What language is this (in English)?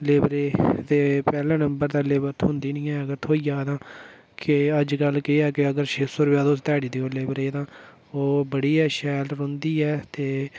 Dogri